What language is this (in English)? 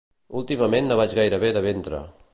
Catalan